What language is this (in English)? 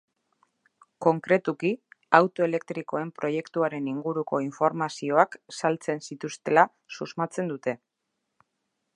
Basque